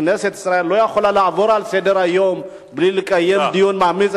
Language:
Hebrew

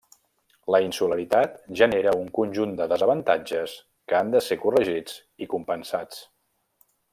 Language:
Catalan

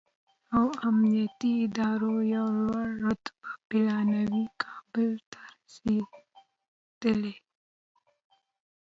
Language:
Pashto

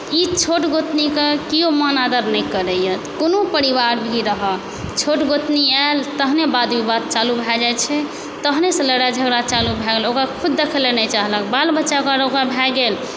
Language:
Maithili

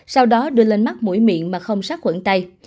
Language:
Vietnamese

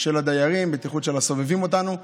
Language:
Hebrew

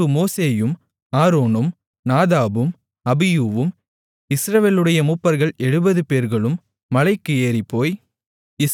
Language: Tamil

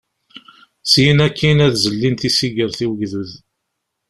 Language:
Kabyle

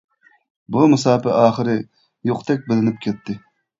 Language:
Uyghur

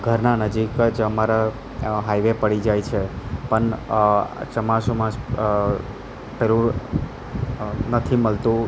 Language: Gujarati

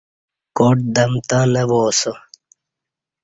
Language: Kati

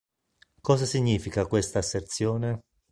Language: Italian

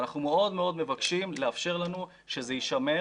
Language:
Hebrew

